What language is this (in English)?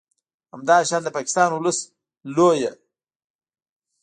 Pashto